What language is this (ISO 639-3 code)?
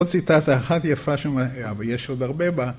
heb